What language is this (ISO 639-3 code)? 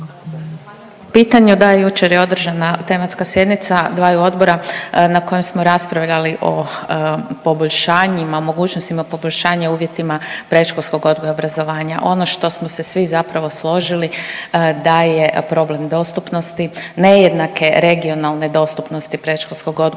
hrv